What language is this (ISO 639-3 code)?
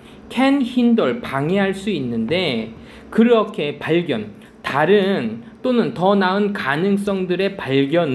kor